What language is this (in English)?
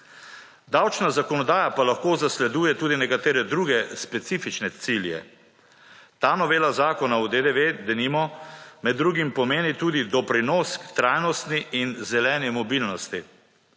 Slovenian